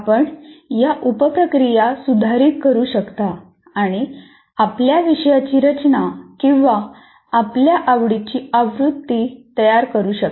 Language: Marathi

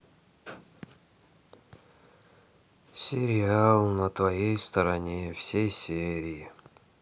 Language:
Russian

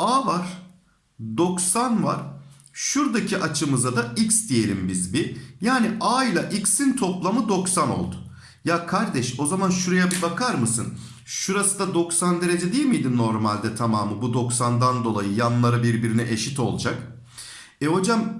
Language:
Turkish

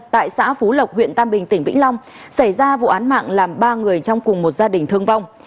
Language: Vietnamese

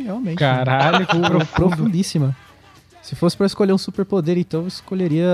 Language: Portuguese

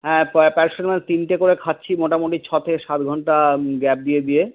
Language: Bangla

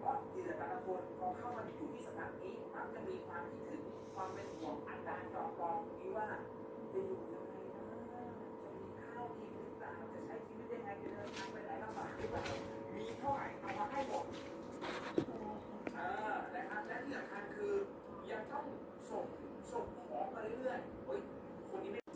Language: Thai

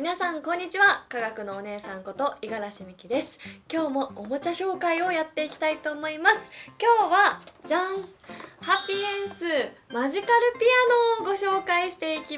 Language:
Japanese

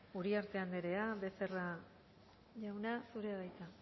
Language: Basque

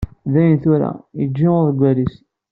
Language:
Kabyle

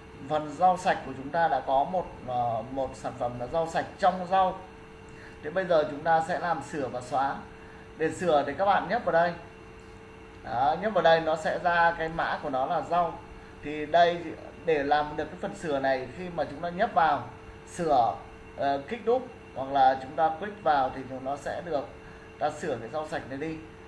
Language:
Vietnamese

